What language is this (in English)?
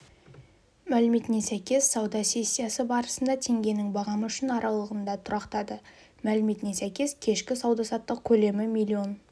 Kazakh